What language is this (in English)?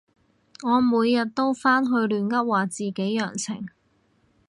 Cantonese